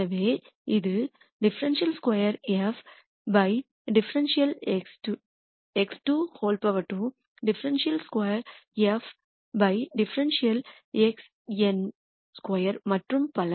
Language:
Tamil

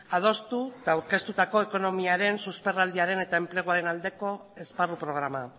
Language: Basque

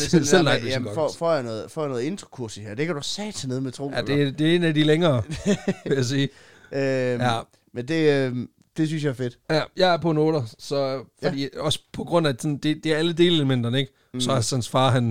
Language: Danish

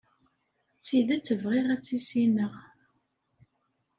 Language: Kabyle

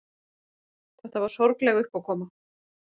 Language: Icelandic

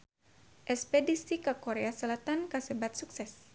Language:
Sundanese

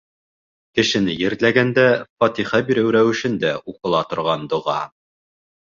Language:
Bashkir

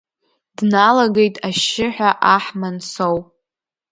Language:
Abkhazian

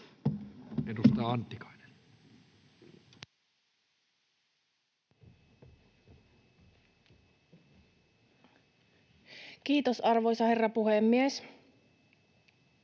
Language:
Finnish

